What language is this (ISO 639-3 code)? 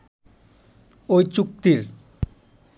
ben